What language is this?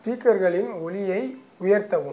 Tamil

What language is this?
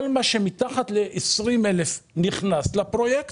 Hebrew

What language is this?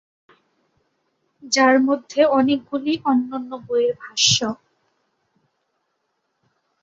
Bangla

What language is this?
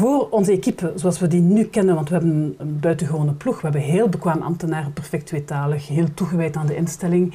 Dutch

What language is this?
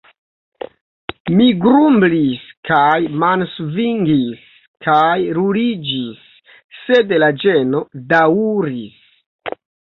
Esperanto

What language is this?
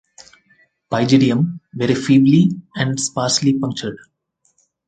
English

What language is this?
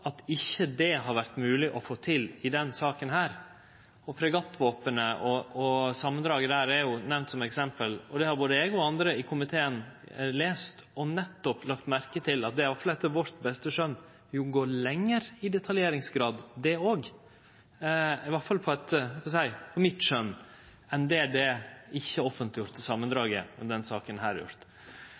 Norwegian Nynorsk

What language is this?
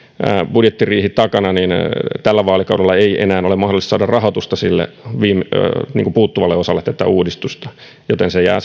Finnish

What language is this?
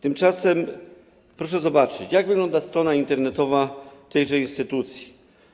Polish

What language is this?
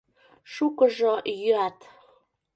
Mari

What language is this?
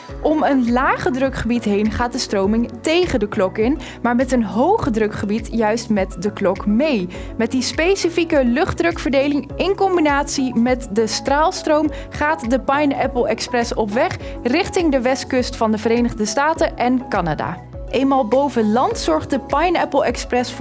Dutch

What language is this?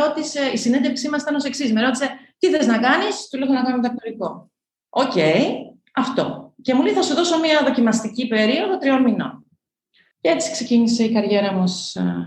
Greek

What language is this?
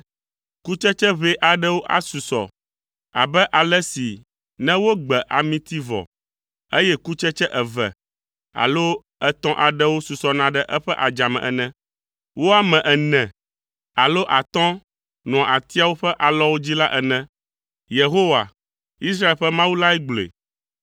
Ewe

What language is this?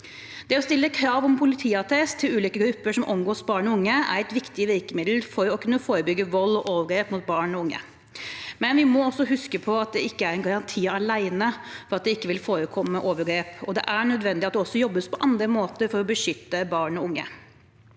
Norwegian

